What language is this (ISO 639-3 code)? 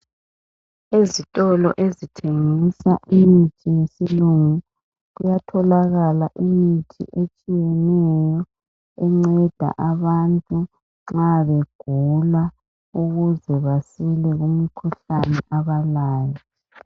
nde